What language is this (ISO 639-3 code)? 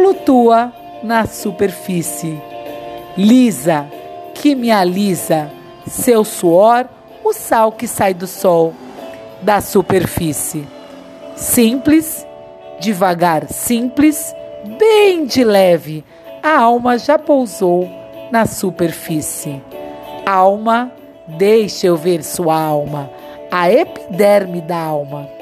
por